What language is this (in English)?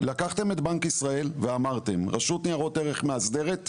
Hebrew